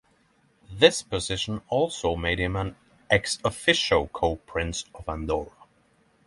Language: English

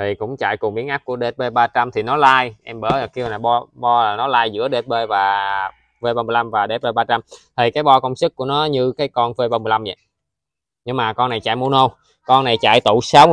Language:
Vietnamese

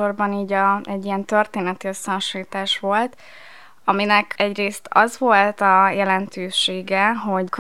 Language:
Hungarian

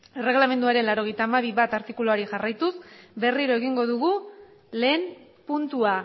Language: Basque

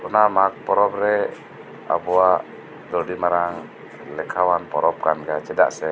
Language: Santali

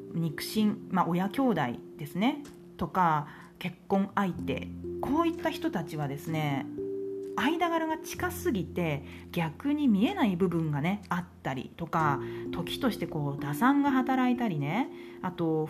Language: Japanese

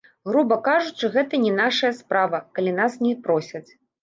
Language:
Belarusian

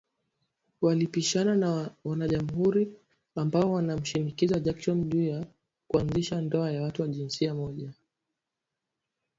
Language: Swahili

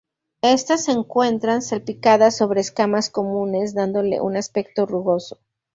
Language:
Spanish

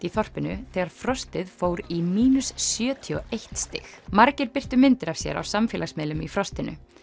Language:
Icelandic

